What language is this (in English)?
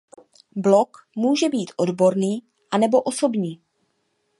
Czech